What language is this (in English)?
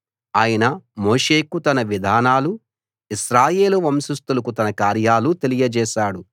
Telugu